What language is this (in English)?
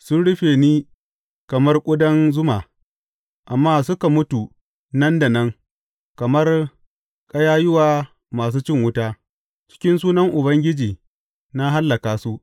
Hausa